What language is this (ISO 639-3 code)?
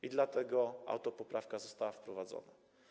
pol